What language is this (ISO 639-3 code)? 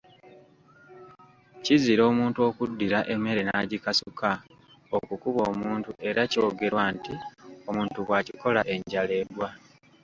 lug